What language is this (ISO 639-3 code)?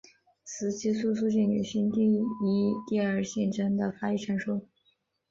zho